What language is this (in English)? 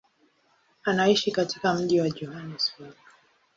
Swahili